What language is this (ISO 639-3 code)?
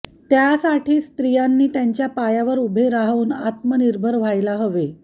mar